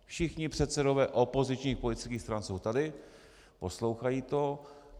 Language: Czech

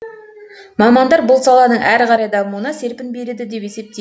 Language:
Kazakh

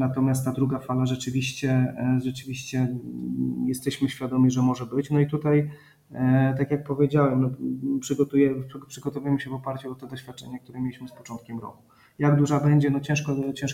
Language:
Polish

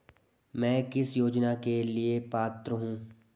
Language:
Hindi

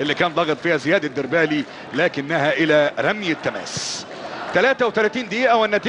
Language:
Arabic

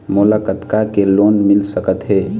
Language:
Chhattisgarhi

